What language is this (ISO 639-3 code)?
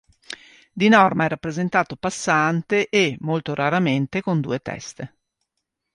ita